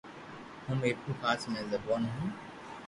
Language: Loarki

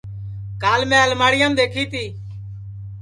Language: Sansi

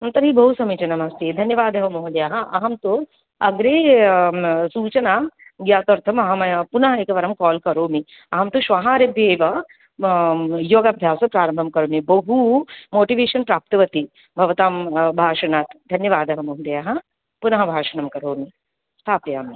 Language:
Sanskrit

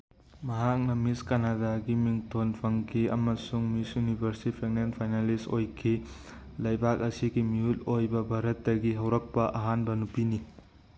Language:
Manipuri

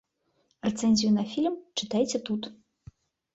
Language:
Belarusian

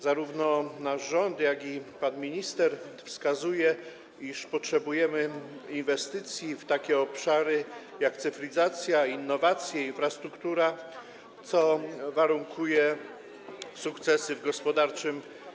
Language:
Polish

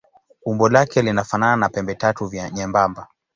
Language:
Swahili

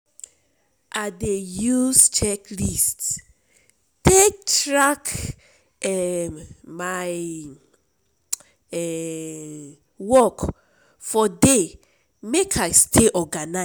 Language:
Nigerian Pidgin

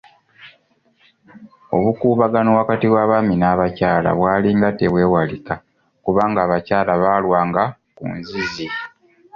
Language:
Ganda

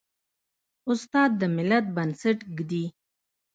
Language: Pashto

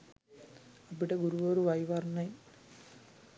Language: Sinhala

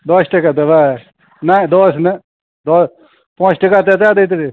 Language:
Maithili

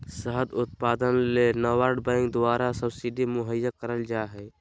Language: Magahi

